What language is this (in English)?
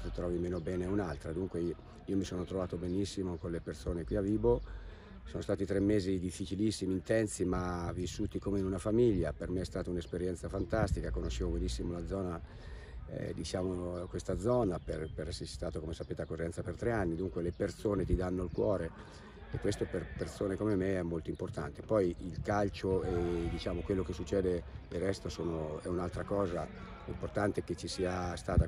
Italian